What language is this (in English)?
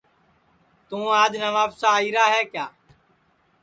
Sansi